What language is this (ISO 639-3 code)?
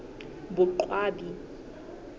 sot